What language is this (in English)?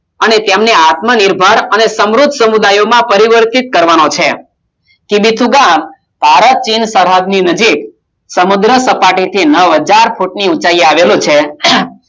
Gujarati